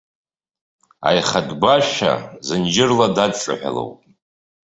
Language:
Abkhazian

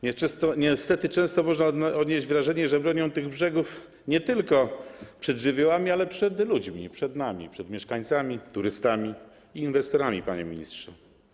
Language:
Polish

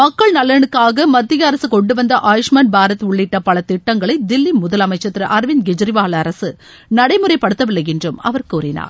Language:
Tamil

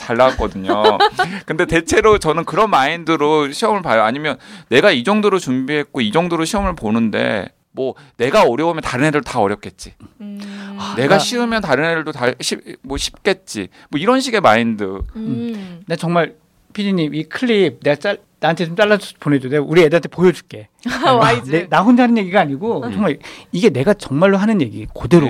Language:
Korean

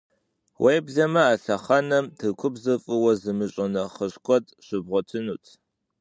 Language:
Kabardian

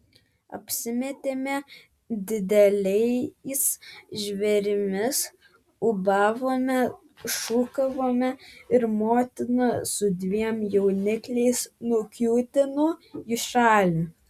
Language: Lithuanian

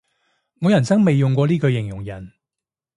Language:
Cantonese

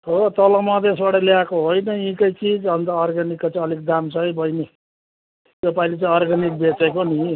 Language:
Nepali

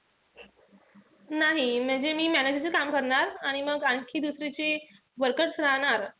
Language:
Marathi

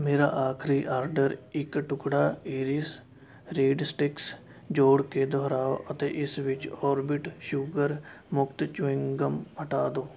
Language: Punjabi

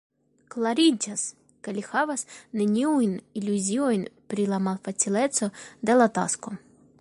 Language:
Esperanto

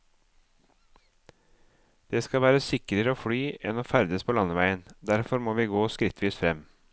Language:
Norwegian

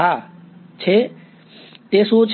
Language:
Gujarati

